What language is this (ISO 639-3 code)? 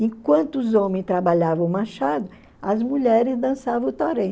por